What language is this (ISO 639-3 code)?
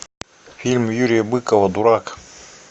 rus